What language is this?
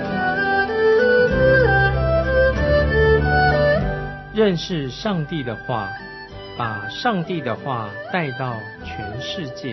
Chinese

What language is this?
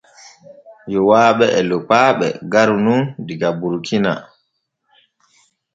Borgu Fulfulde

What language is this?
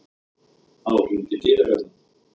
Icelandic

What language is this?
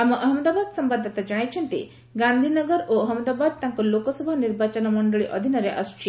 Odia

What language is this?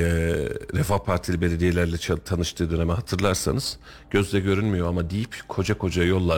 Turkish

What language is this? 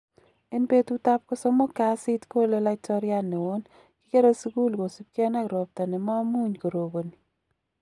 Kalenjin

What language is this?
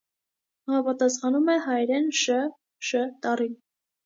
Armenian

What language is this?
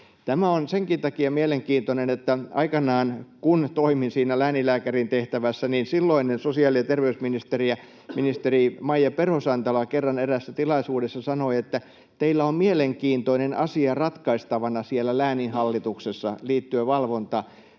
Finnish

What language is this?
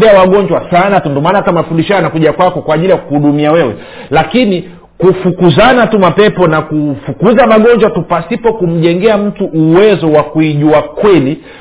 Swahili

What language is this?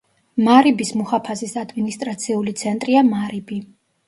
Georgian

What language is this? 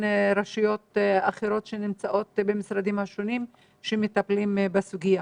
Hebrew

